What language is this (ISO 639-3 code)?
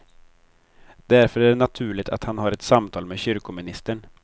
swe